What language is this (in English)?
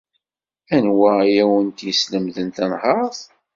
Kabyle